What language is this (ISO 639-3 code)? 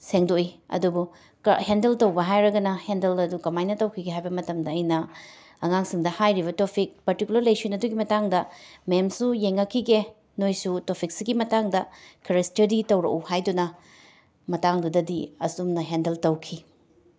mni